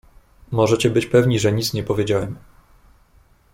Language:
Polish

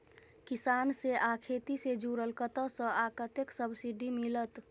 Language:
Maithili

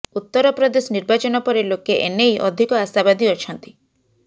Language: Odia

